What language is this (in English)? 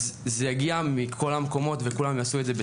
Hebrew